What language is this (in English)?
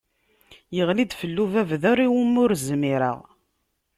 Kabyle